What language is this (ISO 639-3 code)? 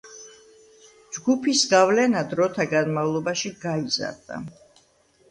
kat